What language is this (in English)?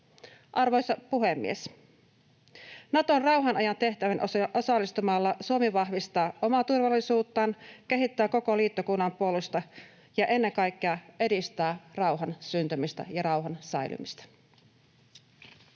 Finnish